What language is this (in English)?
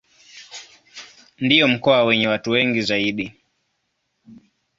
Swahili